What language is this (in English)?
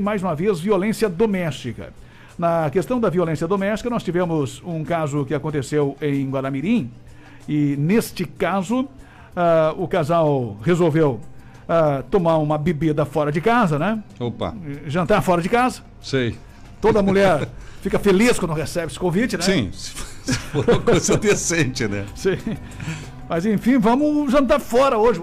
Portuguese